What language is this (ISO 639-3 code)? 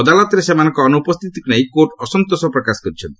ori